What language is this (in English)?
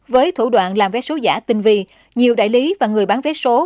Vietnamese